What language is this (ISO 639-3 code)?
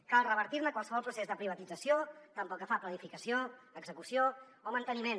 cat